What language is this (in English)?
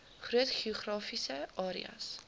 Afrikaans